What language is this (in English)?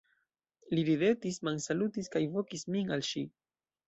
Esperanto